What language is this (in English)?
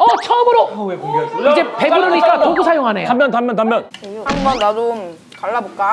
Korean